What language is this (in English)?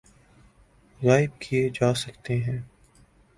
Urdu